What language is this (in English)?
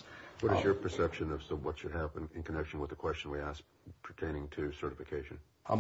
English